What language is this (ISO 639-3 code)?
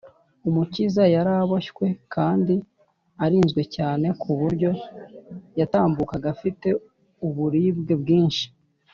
kin